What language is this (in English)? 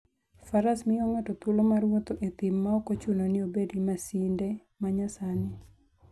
Luo (Kenya and Tanzania)